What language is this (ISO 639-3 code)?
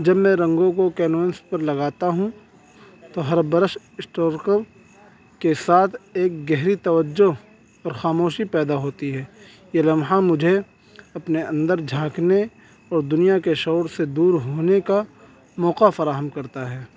urd